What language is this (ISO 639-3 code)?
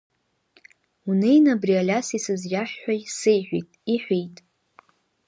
abk